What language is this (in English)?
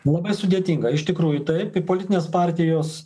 Lithuanian